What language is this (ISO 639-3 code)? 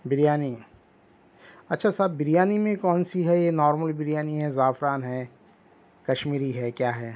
urd